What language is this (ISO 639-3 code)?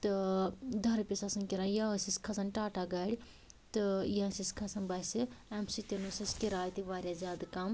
kas